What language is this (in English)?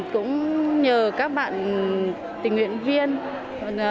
Vietnamese